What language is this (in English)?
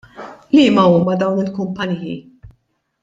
Maltese